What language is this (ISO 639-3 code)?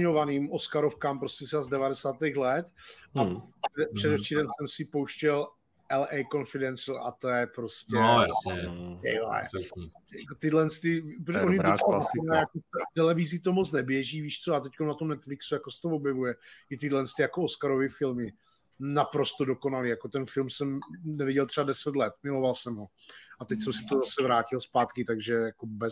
ces